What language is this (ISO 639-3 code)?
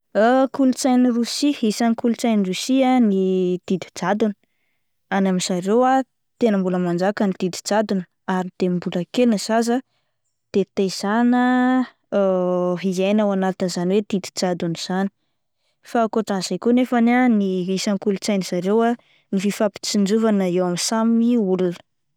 mlg